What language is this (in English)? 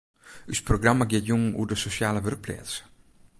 Western Frisian